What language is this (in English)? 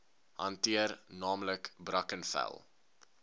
Afrikaans